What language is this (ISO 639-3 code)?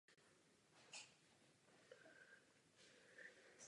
ces